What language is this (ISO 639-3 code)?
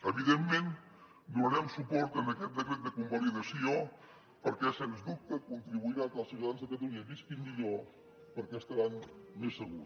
cat